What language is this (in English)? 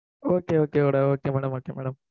Tamil